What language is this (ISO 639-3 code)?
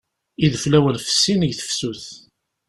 kab